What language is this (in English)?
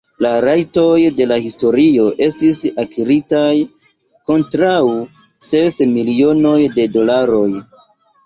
Esperanto